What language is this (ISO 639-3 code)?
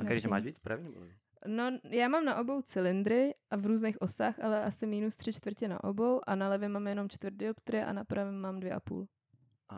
ces